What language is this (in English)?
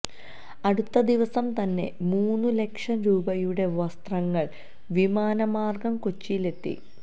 Malayalam